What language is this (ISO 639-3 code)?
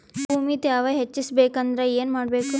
kan